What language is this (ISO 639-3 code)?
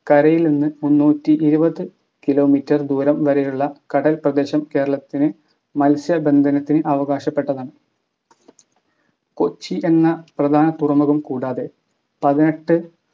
mal